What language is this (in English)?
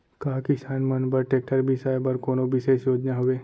Chhattisgarhi